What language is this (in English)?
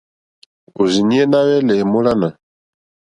Mokpwe